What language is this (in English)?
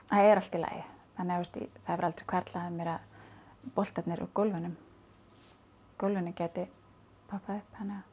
Icelandic